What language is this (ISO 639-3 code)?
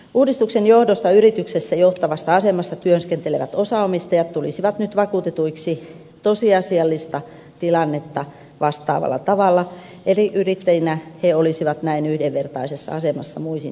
fin